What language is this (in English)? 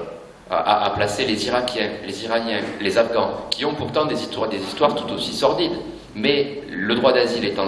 French